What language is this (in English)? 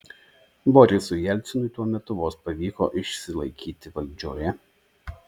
Lithuanian